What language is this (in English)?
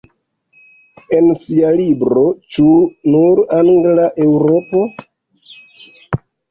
Esperanto